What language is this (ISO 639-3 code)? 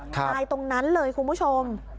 tha